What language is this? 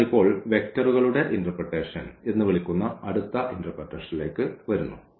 Malayalam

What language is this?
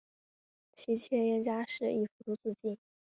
Chinese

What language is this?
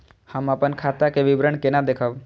Maithili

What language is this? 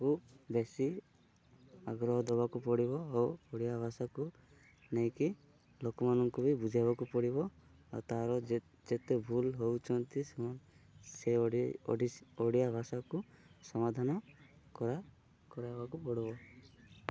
Odia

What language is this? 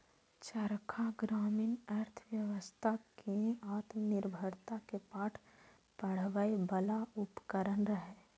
Maithili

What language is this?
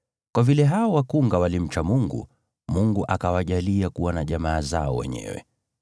Swahili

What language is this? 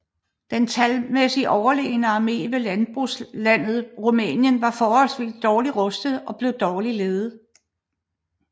Danish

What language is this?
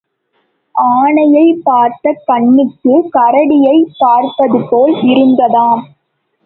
Tamil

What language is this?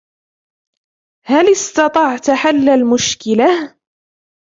Arabic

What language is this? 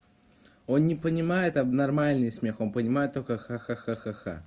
Russian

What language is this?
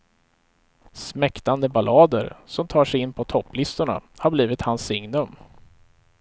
Swedish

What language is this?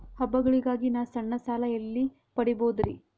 Kannada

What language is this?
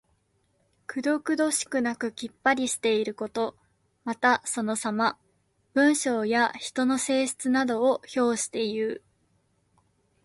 Japanese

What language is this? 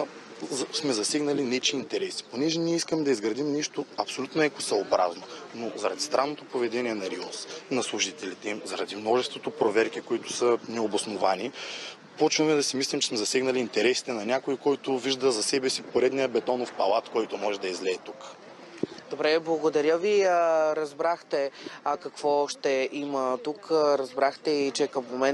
Bulgarian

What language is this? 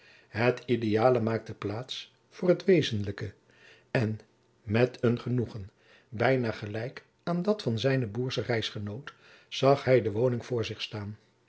Dutch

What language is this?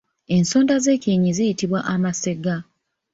Ganda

